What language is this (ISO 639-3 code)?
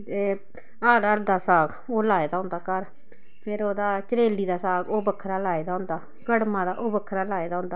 doi